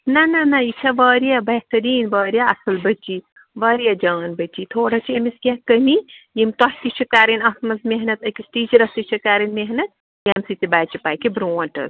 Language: Kashmiri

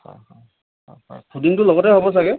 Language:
Assamese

